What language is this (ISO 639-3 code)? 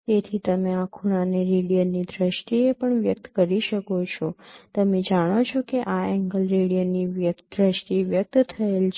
guj